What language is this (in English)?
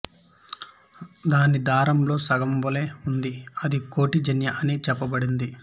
Telugu